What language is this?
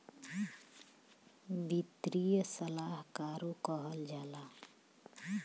Bhojpuri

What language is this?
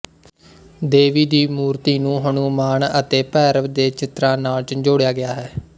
Punjabi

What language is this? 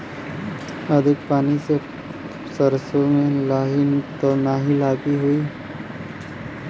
Bhojpuri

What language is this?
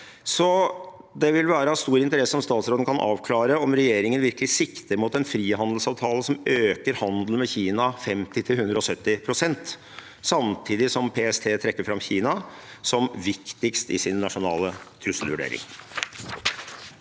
Norwegian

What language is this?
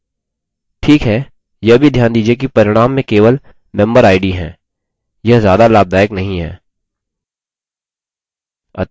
Hindi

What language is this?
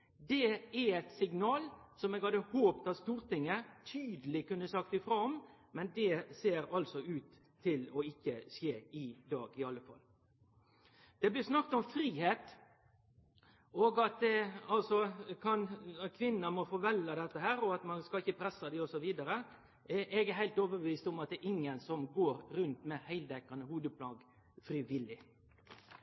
Norwegian Nynorsk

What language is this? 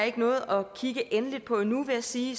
Danish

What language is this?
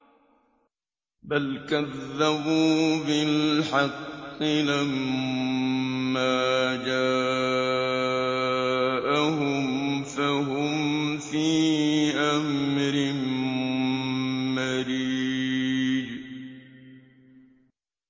Arabic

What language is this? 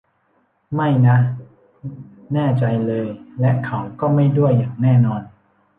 Thai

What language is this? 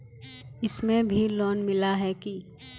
Magahi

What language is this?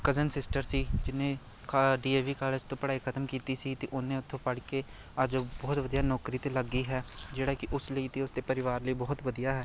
Punjabi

